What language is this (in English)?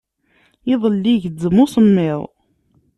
Kabyle